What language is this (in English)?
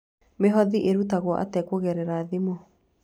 Kikuyu